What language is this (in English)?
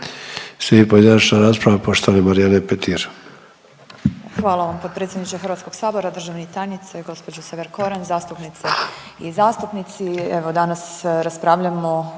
Croatian